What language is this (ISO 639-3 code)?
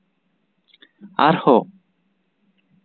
sat